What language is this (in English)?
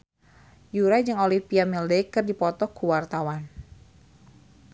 Sundanese